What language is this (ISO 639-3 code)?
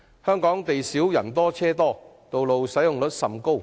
yue